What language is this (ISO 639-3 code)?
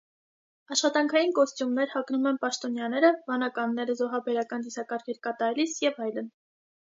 hye